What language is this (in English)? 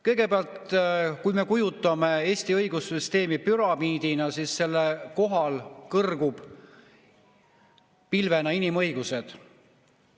Estonian